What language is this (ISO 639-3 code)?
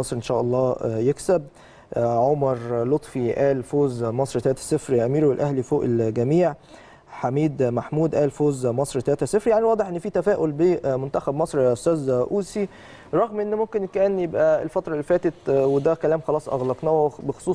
ara